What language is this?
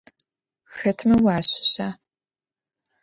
Adyghe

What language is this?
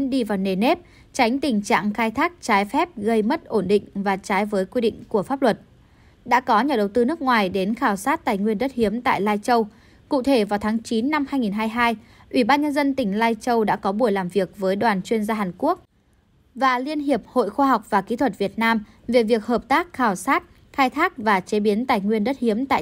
Vietnamese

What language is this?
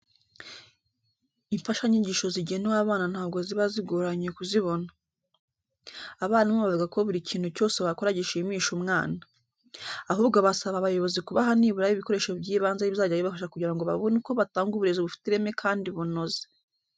Kinyarwanda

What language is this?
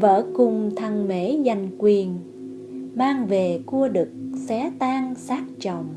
Vietnamese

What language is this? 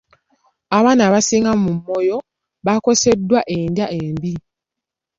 Ganda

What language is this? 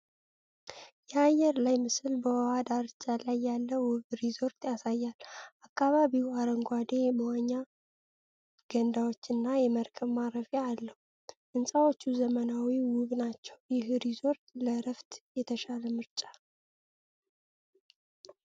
Amharic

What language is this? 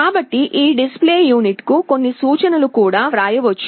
Telugu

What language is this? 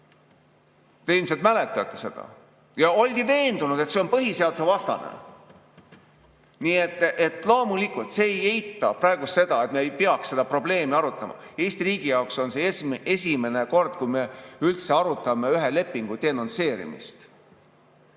Estonian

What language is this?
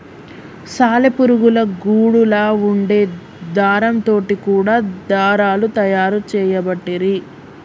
Telugu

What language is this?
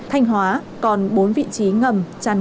Vietnamese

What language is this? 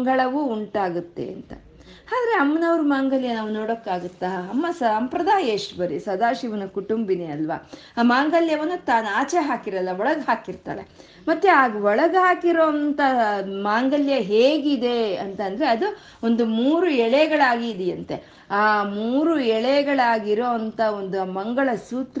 Kannada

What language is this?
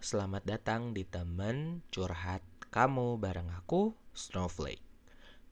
Indonesian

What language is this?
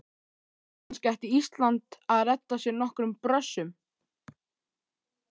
Icelandic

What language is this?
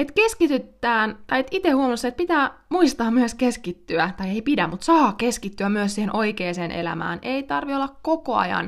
Finnish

